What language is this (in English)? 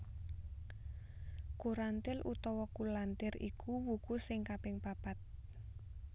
Javanese